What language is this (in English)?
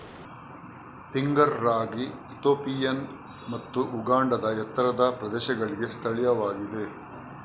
Kannada